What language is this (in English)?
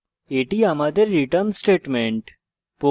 Bangla